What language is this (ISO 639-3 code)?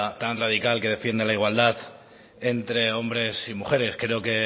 spa